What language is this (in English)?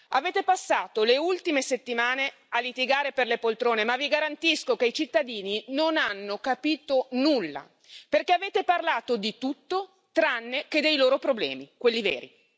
Italian